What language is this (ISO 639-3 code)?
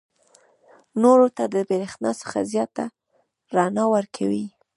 pus